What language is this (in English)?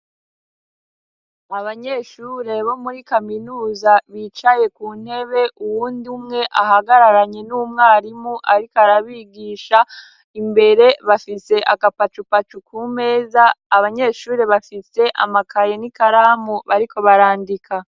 Rundi